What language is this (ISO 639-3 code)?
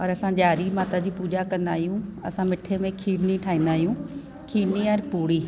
snd